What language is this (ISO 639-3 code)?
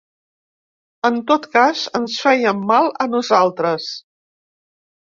cat